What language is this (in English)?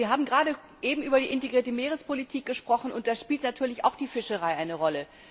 German